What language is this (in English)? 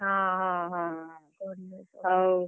Odia